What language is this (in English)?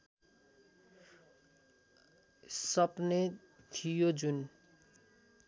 Nepali